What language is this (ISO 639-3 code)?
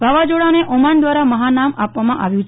guj